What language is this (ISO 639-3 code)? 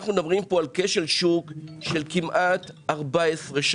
heb